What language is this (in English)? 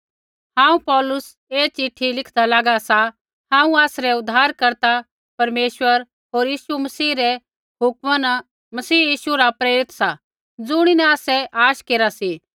Kullu Pahari